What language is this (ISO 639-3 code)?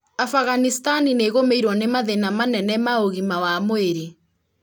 kik